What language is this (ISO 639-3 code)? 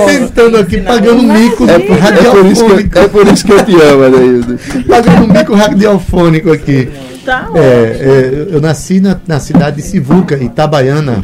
por